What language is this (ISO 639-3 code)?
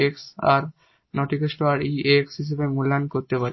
ben